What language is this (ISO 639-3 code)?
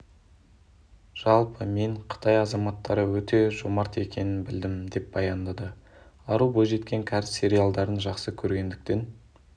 kaz